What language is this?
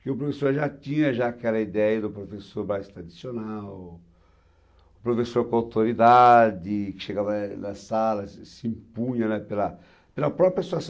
Portuguese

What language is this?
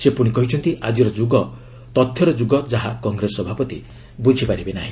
Odia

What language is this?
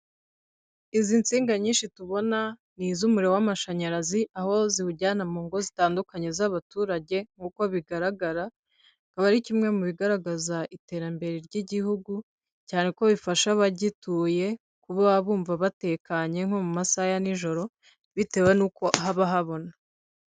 Kinyarwanda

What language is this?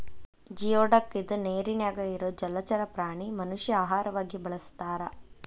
Kannada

